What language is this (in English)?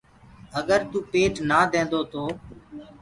Gurgula